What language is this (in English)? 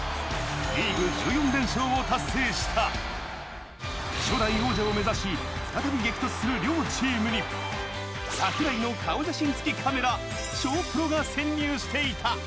Japanese